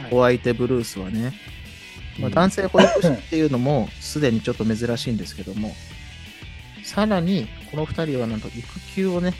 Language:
Japanese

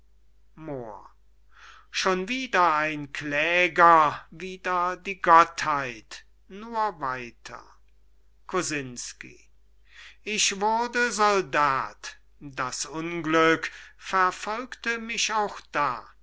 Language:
German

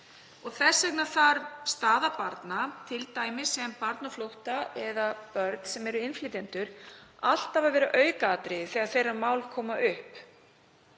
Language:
Icelandic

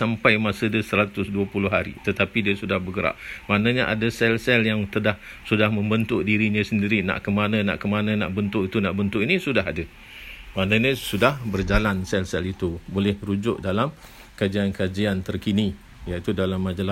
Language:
Malay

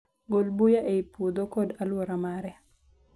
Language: Luo (Kenya and Tanzania)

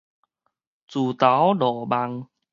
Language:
Min Nan Chinese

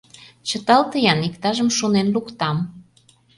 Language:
Mari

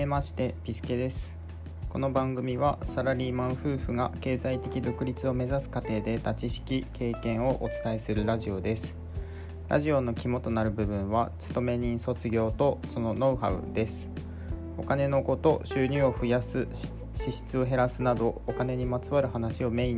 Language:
Japanese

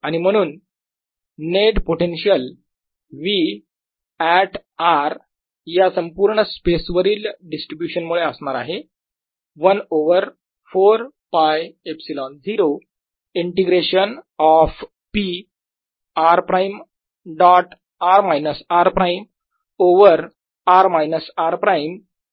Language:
Marathi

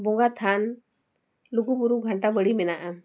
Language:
Santali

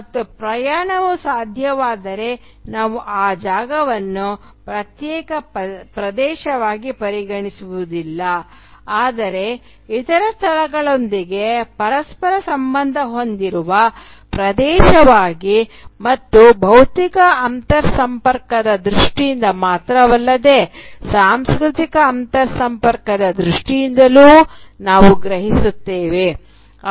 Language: Kannada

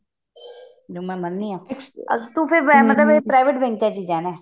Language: Punjabi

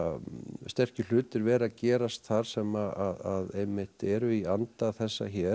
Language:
Icelandic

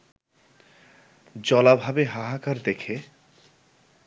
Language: Bangla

